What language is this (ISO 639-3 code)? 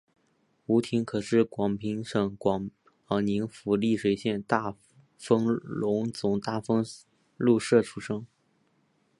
zho